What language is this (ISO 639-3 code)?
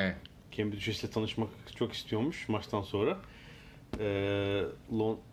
tur